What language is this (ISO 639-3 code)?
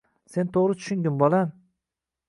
uzb